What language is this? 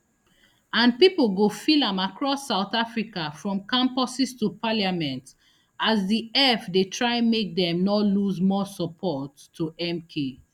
Nigerian Pidgin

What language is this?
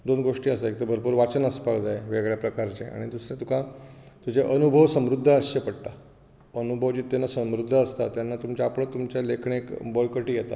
Konkani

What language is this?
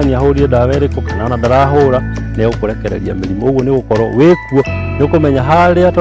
Korean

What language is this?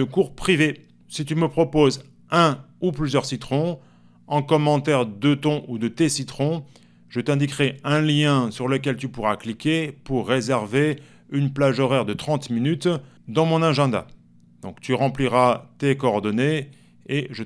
French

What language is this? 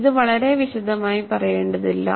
Malayalam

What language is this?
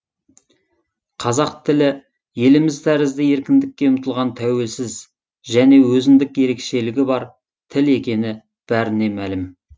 Kazakh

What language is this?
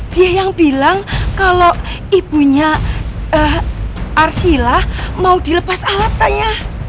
Indonesian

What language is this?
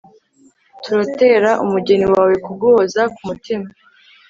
Kinyarwanda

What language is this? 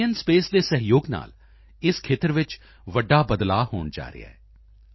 Punjabi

